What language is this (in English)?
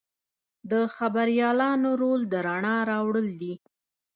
Pashto